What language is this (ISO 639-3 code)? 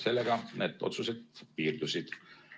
est